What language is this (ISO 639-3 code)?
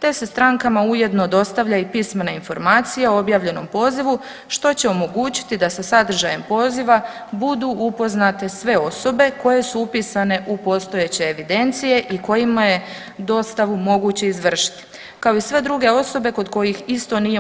hrv